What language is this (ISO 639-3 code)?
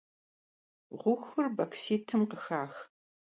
kbd